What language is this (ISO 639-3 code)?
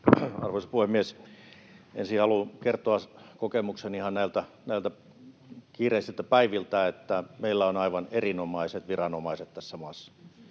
fin